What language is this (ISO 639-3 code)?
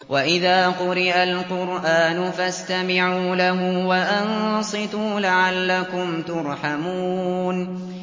ara